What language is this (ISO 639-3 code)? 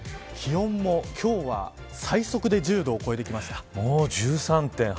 jpn